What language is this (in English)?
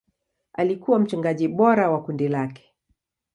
Swahili